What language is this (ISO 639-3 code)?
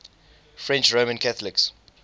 eng